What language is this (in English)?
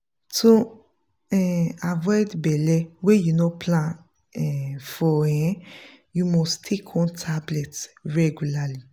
Nigerian Pidgin